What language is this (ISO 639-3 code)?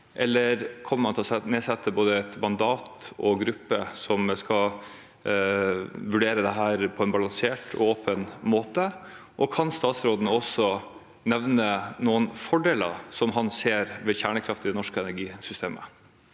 nor